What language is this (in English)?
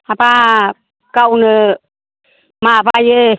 Bodo